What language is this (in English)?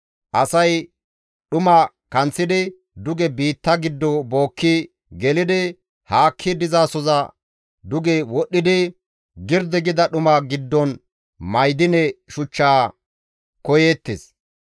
Gamo